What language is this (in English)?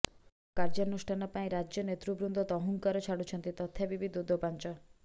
Odia